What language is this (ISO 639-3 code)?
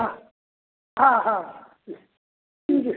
mai